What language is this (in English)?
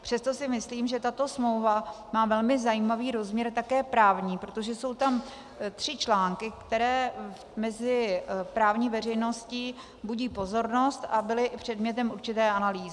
Czech